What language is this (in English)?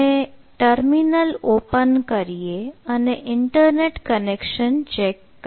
Gujarati